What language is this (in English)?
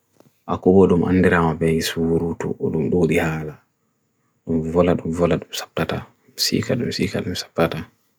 Bagirmi Fulfulde